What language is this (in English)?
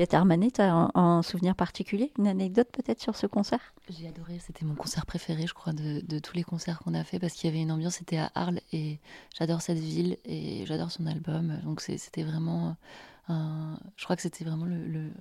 French